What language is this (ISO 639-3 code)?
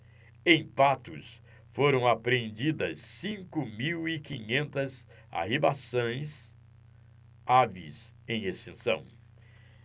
por